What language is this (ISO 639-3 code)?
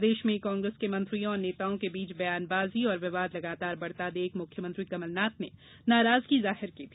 hin